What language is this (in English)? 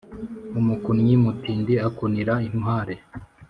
Kinyarwanda